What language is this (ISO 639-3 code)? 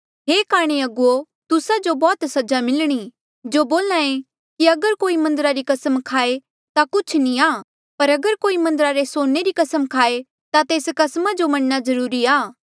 mjl